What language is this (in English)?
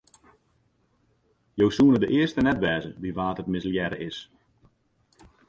Western Frisian